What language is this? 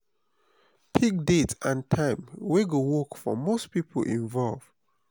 Nigerian Pidgin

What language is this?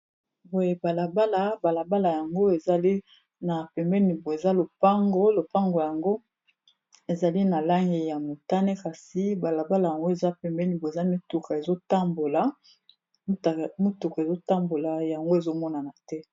Lingala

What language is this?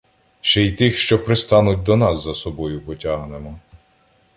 Ukrainian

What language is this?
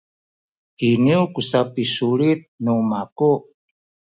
Sakizaya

